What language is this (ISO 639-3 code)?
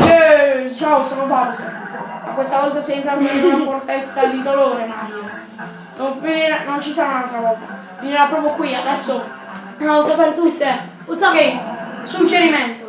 ita